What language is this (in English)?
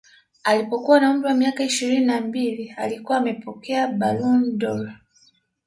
Swahili